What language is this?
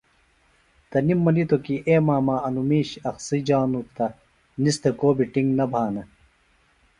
Phalura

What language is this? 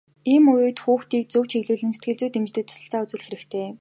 Mongolian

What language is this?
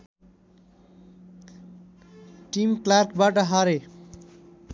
Nepali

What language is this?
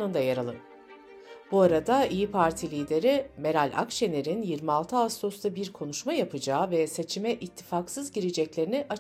Turkish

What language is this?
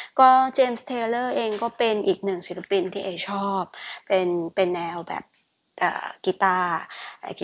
Thai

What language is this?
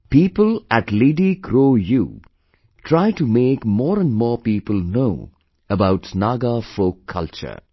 English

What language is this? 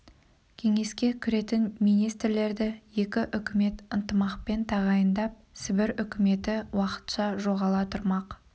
Kazakh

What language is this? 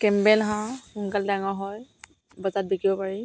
Assamese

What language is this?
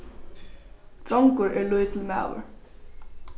Faroese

